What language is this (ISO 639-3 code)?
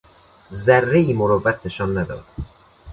fas